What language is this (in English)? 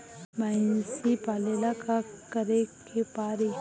Bhojpuri